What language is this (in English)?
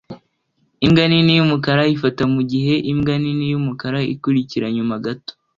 Kinyarwanda